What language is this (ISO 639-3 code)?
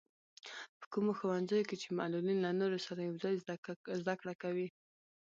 pus